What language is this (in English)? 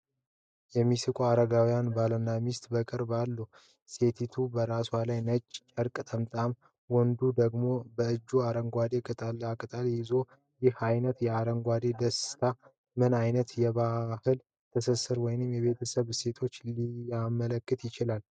Amharic